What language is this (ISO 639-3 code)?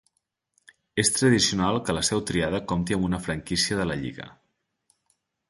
cat